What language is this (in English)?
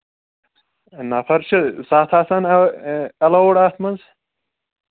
Kashmiri